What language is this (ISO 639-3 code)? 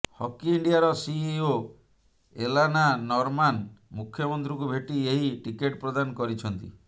ori